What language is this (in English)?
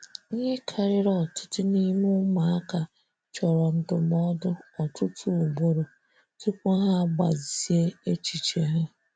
Igbo